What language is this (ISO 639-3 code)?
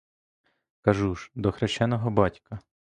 ukr